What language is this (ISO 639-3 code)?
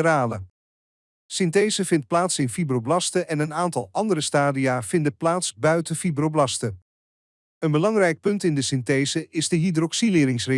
nld